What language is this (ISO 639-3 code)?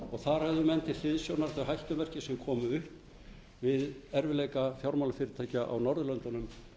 isl